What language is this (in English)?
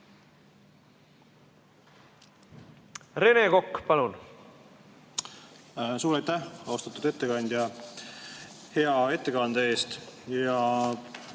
Estonian